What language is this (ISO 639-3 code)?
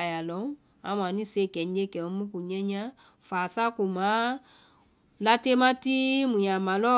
vai